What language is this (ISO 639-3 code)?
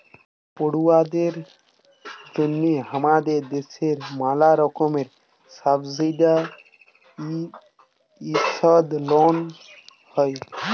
ben